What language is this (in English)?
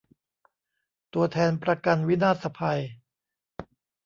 Thai